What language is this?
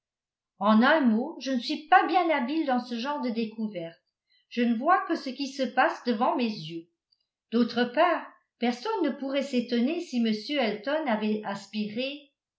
French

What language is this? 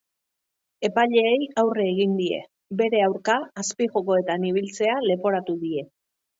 Basque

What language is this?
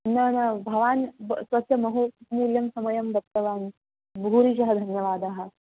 Sanskrit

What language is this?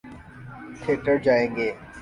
Urdu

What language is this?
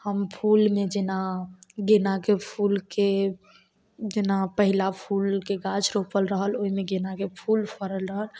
Maithili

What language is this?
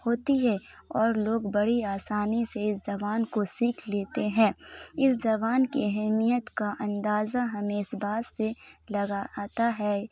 Urdu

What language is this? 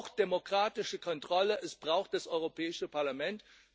German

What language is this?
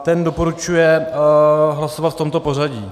Czech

